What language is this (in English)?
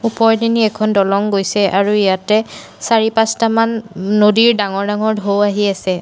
Assamese